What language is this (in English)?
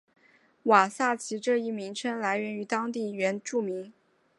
Chinese